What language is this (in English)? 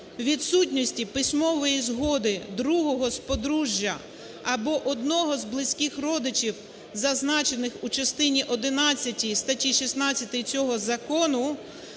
Ukrainian